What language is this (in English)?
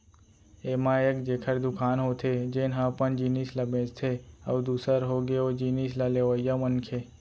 Chhattisgarhi